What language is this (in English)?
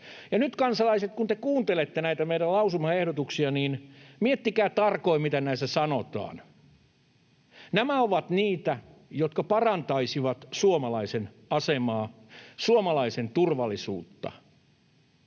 Finnish